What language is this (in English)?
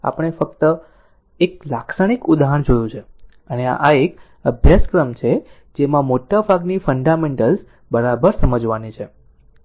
Gujarati